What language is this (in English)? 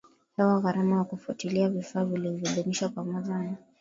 Swahili